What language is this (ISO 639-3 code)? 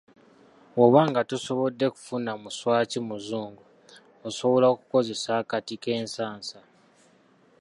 lug